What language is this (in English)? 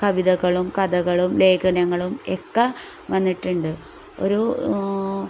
Malayalam